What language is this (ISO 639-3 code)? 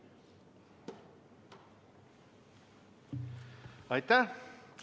est